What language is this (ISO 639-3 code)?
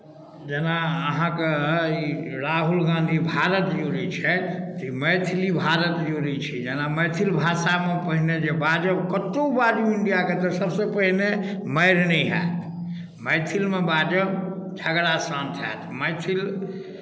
mai